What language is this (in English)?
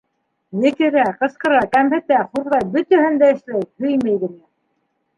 Bashkir